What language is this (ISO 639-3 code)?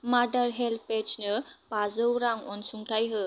brx